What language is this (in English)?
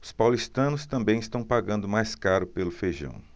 Portuguese